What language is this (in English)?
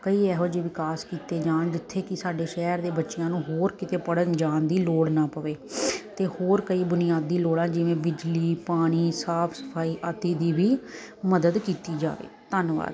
Punjabi